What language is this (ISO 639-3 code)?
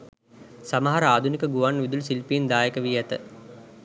sin